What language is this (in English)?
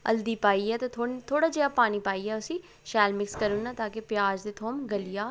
Dogri